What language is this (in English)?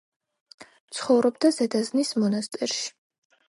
Georgian